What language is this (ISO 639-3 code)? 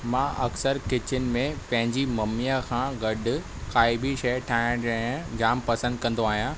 snd